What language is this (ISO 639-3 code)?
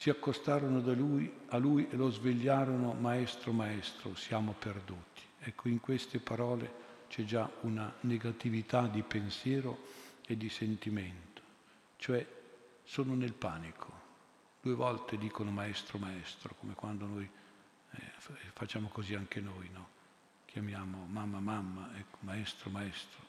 ita